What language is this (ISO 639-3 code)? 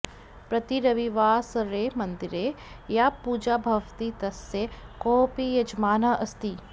san